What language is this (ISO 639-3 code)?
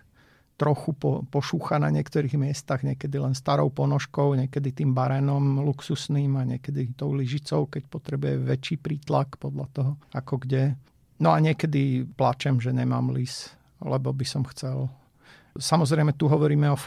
slk